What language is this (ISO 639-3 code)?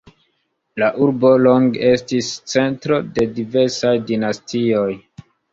epo